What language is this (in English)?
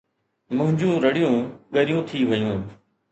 Sindhi